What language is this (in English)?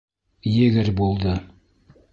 Bashkir